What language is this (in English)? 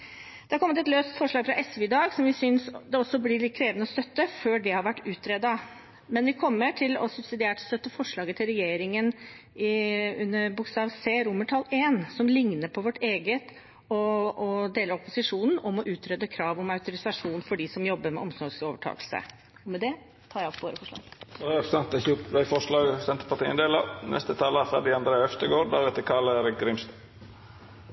Norwegian